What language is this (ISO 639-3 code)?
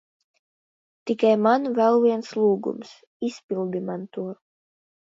lav